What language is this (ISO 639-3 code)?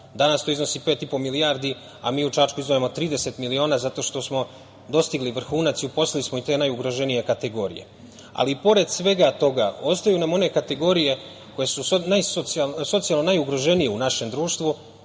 srp